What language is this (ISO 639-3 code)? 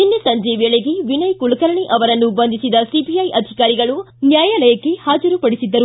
kan